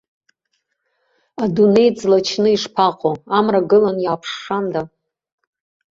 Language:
Abkhazian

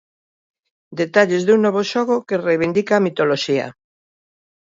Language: Galician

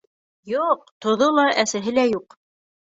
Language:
Bashkir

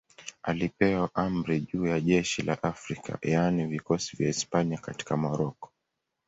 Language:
Swahili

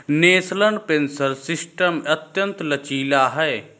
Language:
Hindi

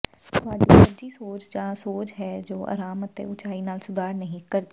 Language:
Punjabi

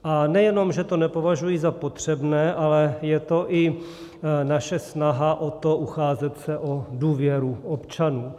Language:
Czech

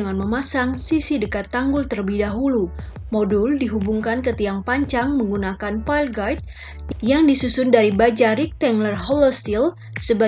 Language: Indonesian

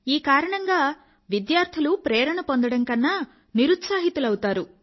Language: Telugu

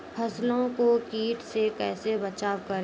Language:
Maithili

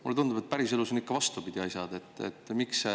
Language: Estonian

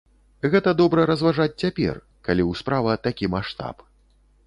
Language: Belarusian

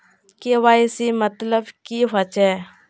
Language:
Magahi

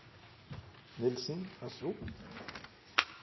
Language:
Norwegian Nynorsk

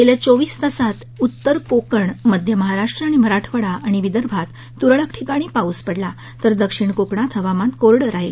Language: Marathi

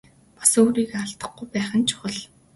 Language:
Mongolian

